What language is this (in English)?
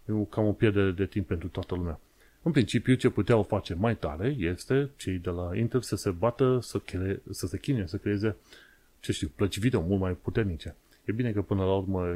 Romanian